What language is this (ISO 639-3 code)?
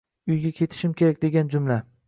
uzb